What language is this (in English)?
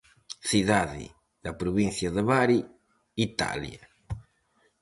Galician